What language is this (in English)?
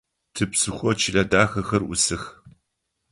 Adyghe